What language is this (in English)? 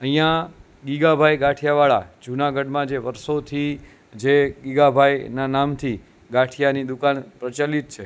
Gujarati